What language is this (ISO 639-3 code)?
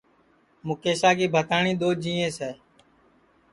ssi